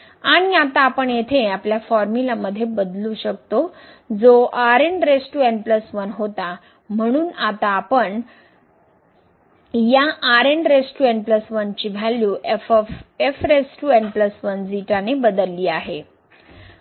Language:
Marathi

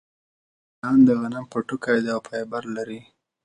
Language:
Pashto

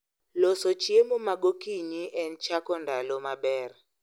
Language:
Luo (Kenya and Tanzania)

